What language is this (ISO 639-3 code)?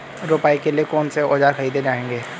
hin